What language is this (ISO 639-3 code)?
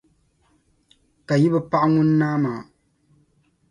dag